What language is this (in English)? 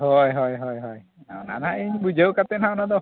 Santali